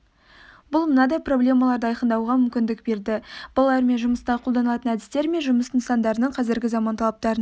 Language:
Kazakh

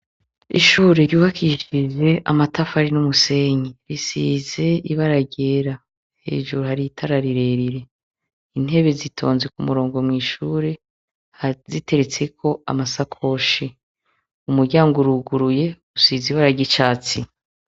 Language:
Rundi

